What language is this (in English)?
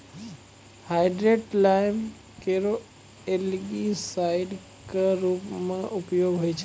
Maithili